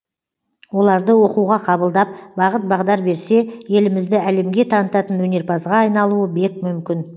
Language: Kazakh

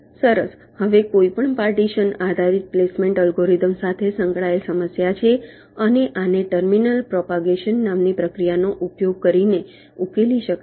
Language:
Gujarati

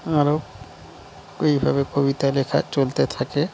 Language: Bangla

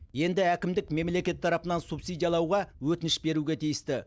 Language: Kazakh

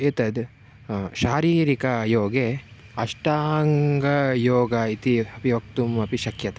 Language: Sanskrit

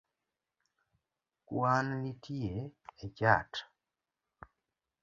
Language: Luo (Kenya and Tanzania)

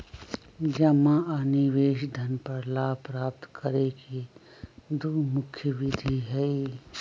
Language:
Magahi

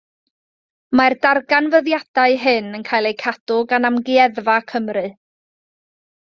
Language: Welsh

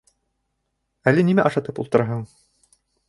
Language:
Bashkir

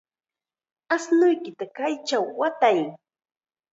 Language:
Chiquián Ancash Quechua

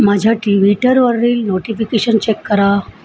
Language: Marathi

